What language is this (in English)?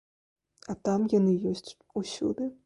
Belarusian